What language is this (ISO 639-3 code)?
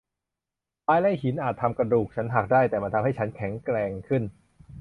tha